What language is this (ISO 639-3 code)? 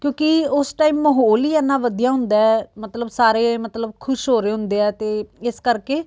pan